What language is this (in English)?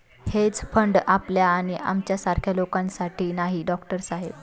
Marathi